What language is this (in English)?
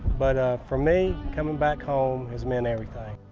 English